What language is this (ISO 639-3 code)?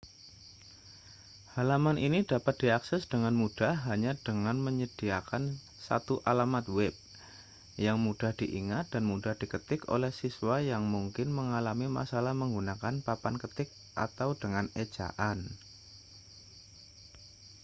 ind